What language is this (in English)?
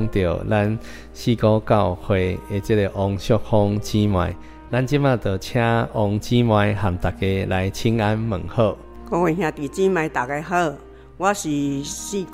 Chinese